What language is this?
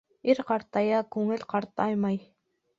Bashkir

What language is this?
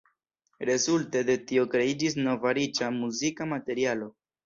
Esperanto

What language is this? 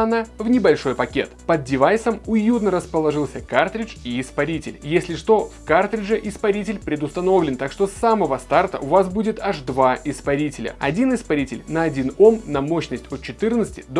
Russian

